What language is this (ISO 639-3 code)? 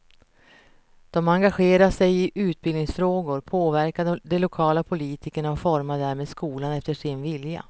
swe